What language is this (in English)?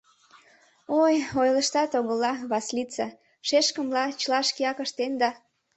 Mari